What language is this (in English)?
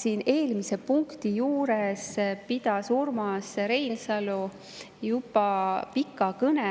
Estonian